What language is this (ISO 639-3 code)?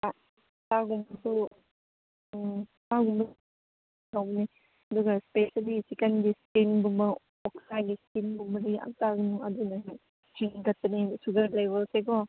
mni